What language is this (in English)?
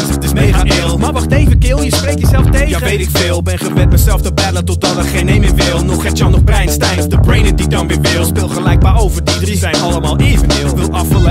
Dutch